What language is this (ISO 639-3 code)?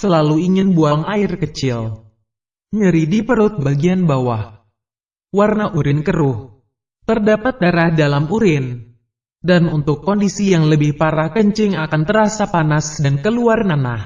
ind